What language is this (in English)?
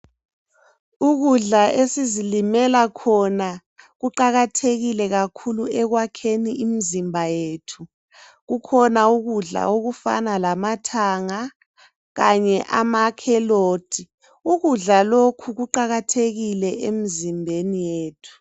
North Ndebele